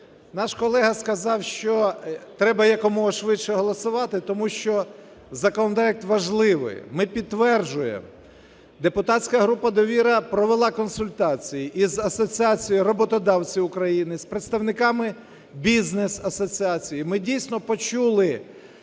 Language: Ukrainian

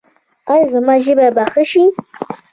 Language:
Pashto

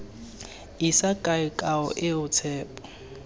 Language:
Tswana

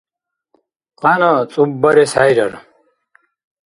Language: Dargwa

